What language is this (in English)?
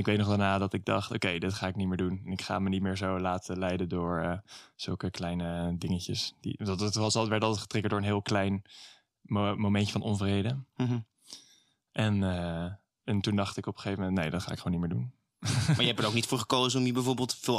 Dutch